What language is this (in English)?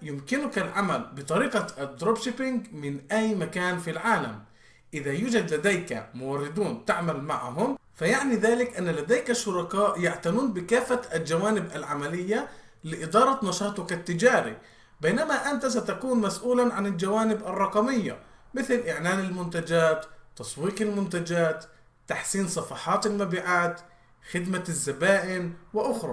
Arabic